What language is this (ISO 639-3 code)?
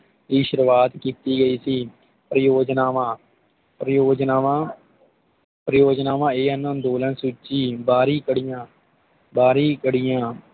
pan